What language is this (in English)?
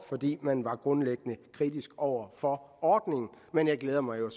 Danish